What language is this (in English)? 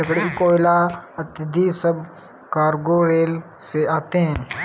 Hindi